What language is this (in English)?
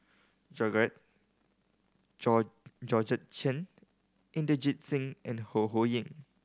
English